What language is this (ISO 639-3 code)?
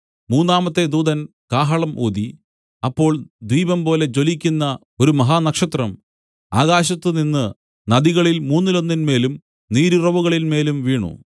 mal